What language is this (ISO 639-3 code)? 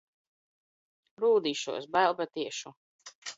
lav